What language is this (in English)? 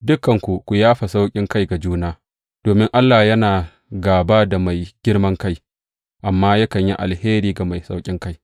Hausa